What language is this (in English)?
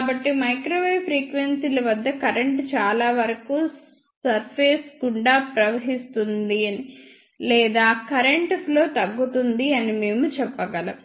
Telugu